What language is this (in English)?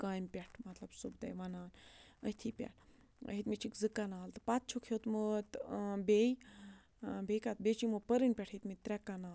Kashmiri